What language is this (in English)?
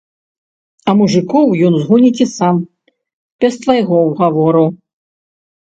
Belarusian